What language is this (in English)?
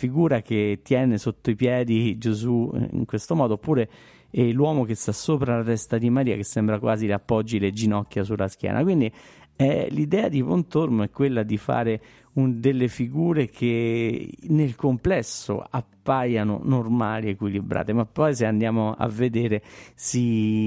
Italian